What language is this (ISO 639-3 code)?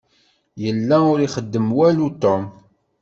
kab